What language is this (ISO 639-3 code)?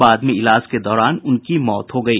hin